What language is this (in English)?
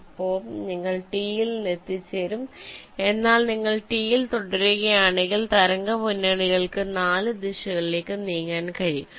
Malayalam